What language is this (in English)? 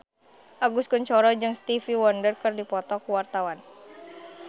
Sundanese